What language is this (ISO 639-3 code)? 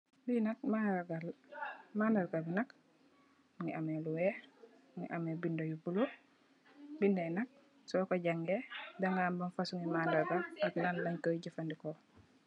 wol